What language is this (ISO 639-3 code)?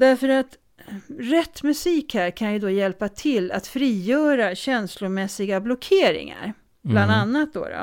swe